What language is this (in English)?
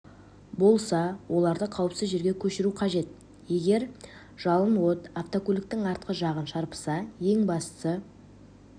Kazakh